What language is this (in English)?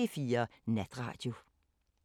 Danish